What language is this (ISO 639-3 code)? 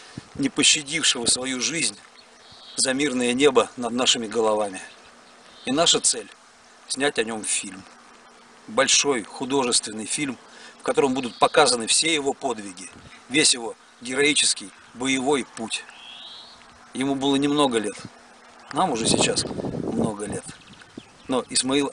rus